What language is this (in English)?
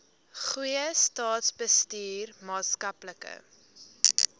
Afrikaans